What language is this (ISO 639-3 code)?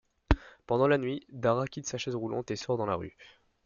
fra